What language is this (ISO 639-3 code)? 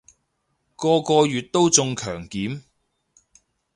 yue